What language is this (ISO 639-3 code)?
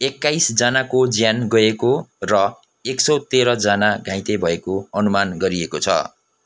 nep